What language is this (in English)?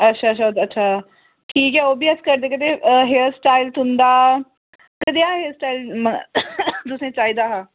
Dogri